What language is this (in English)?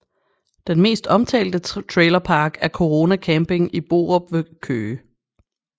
Danish